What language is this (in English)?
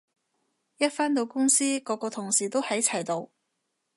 Cantonese